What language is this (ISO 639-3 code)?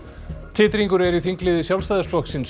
isl